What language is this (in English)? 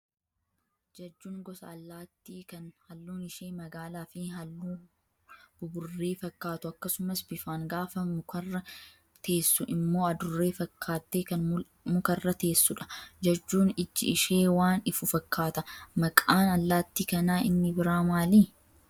Oromo